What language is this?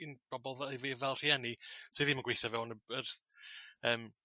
Welsh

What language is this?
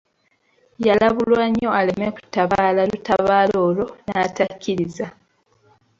Ganda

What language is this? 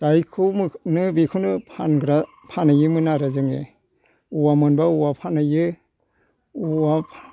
Bodo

